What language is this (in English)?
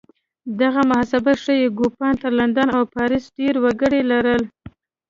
Pashto